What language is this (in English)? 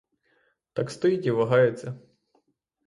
Ukrainian